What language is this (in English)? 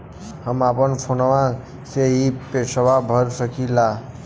Bhojpuri